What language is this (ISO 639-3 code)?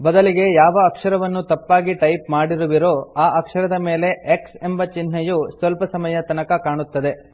kan